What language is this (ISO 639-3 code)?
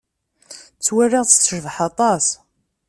kab